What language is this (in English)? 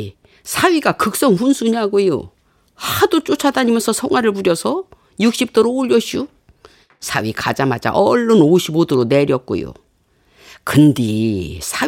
Korean